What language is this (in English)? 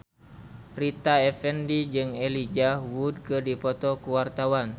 Sundanese